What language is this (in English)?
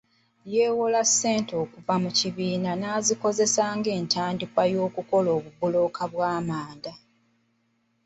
Ganda